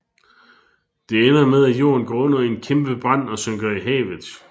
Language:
Danish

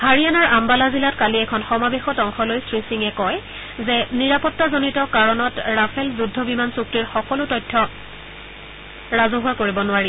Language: Assamese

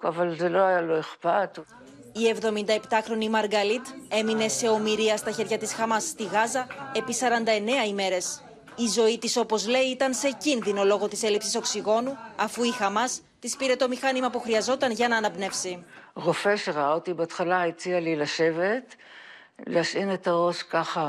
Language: Greek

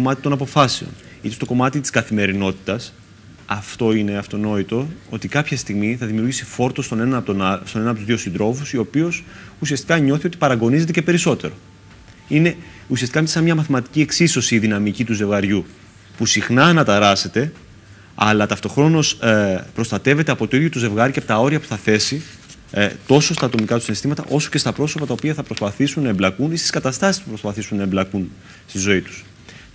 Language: Greek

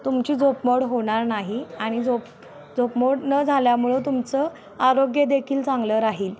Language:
Marathi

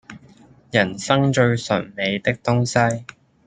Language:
Cantonese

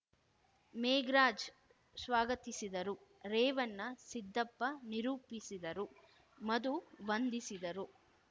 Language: Kannada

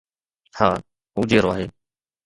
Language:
Sindhi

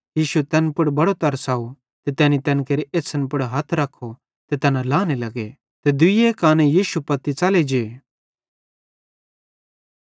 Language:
Bhadrawahi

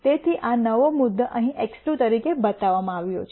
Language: Gujarati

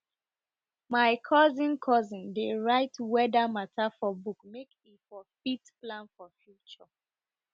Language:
Nigerian Pidgin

